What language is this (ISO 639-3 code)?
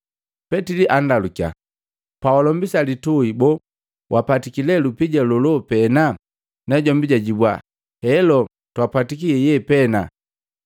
mgv